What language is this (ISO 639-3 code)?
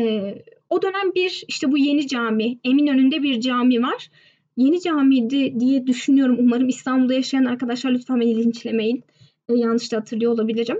tur